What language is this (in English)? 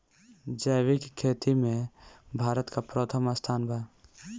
Bhojpuri